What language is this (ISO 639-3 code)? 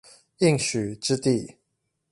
zho